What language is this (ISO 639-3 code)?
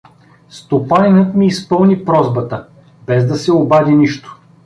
bul